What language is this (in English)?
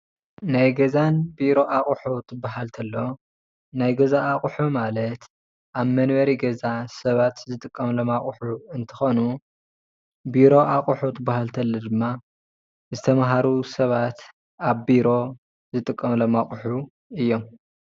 Tigrinya